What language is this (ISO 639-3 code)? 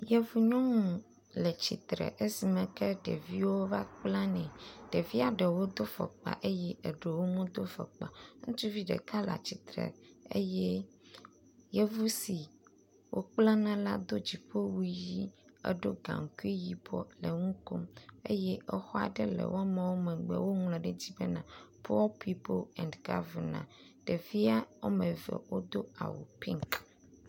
ewe